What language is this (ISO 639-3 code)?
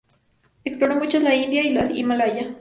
spa